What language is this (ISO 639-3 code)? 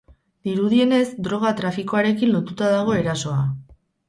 eus